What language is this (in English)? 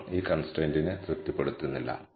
Malayalam